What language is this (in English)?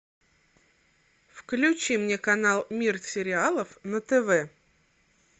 Russian